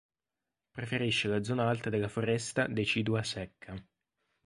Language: Italian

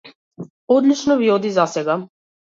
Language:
Macedonian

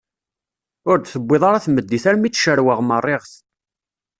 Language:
Kabyle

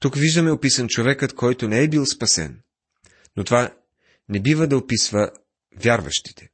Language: Bulgarian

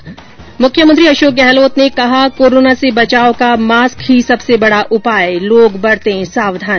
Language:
Hindi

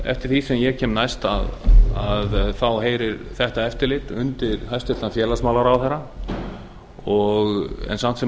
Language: Icelandic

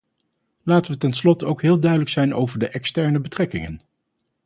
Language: Dutch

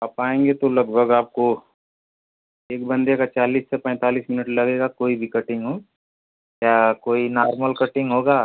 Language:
Hindi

